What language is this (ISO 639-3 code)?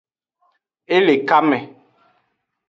ajg